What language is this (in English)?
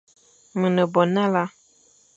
Fang